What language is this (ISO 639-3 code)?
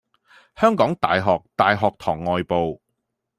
yue